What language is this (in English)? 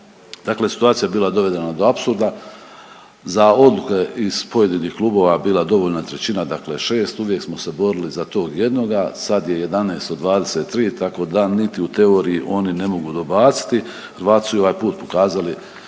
Croatian